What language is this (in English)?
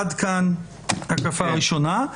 Hebrew